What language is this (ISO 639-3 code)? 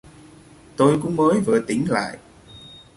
vie